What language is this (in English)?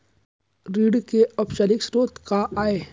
Chhattisgarhi